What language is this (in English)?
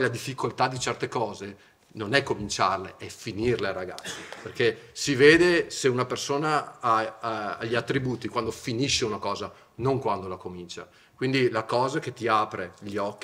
Italian